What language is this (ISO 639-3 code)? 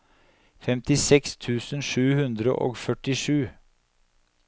nor